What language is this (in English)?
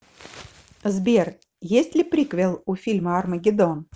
Russian